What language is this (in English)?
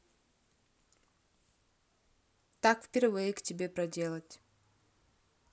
Russian